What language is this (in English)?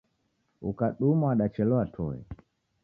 Taita